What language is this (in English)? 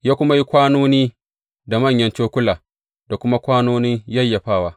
Hausa